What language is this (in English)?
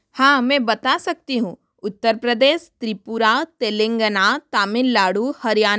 Hindi